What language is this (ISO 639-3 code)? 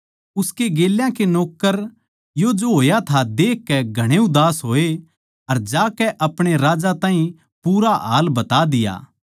bgc